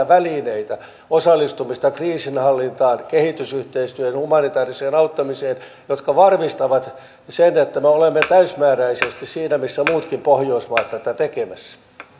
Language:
Finnish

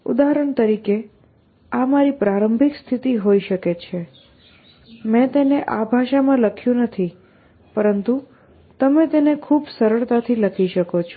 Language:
Gujarati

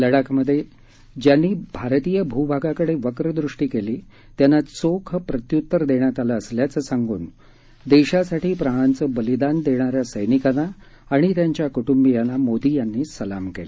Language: Marathi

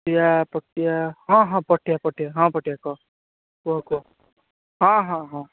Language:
Odia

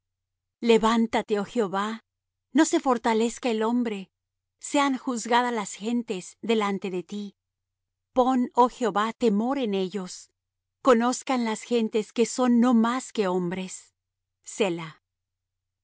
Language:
Spanish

